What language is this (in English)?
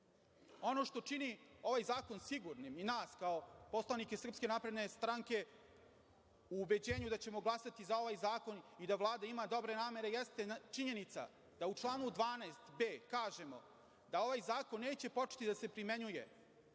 Serbian